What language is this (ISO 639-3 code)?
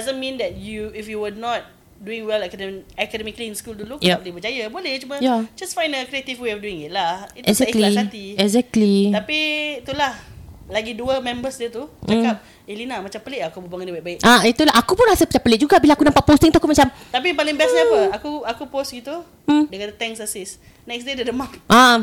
msa